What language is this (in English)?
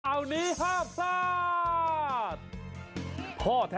Thai